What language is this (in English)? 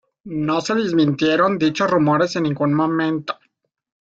Spanish